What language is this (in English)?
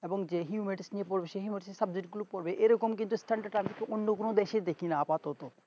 Bangla